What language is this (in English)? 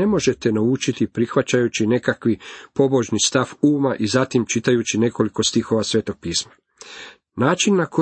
Croatian